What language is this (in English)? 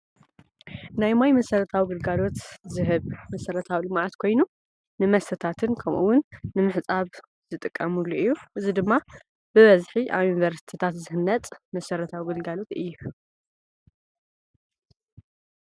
Tigrinya